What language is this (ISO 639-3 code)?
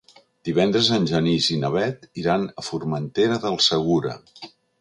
cat